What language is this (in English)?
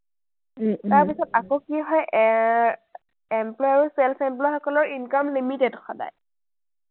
Assamese